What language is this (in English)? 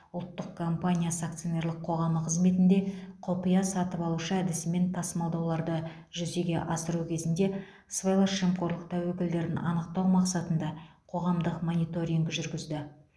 Kazakh